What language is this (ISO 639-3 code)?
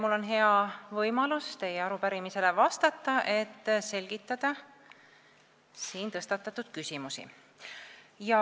est